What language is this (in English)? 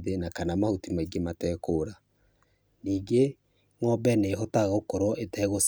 Kikuyu